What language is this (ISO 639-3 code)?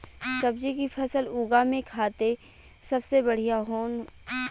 bho